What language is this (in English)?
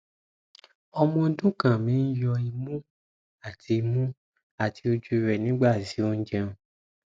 Yoruba